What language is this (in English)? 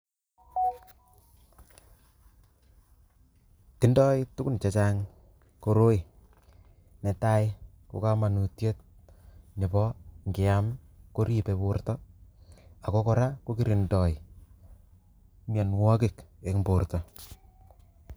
Kalenjin